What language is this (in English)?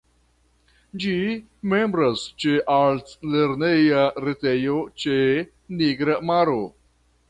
Esperanto